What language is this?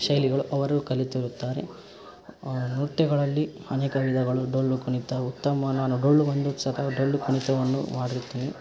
Kannada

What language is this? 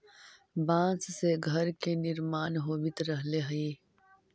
Magahi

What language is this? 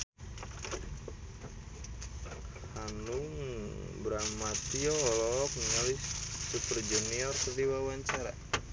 Sundanese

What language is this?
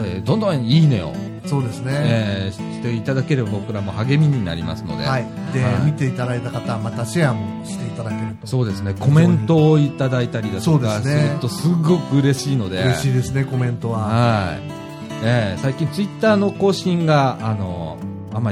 Japanese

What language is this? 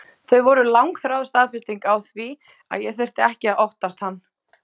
Icelandic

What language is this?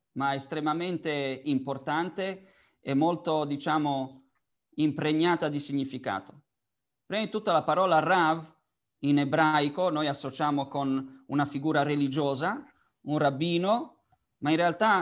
Italian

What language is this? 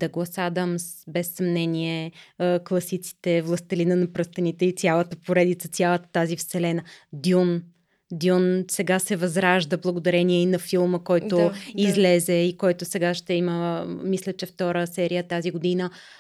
Bulgarian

